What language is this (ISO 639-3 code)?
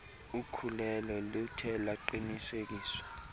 xho